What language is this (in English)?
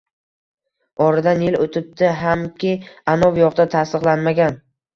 Uzbek